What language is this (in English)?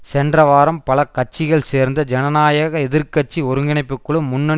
Tamil